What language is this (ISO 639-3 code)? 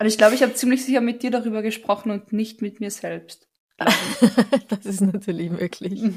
deu